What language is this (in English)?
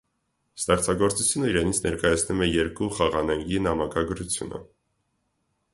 Armenian